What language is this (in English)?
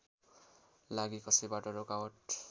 Nepali